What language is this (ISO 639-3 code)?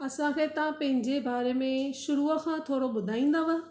snd